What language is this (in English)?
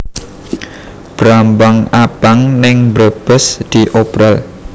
Javanese